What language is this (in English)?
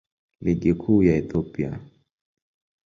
Swahili